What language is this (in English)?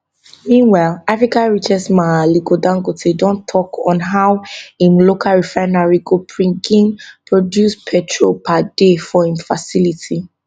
Nigerian Pidgin